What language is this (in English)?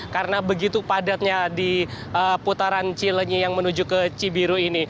Indonesian